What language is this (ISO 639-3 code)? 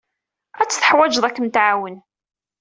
kab